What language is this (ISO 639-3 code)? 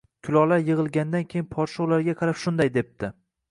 uzb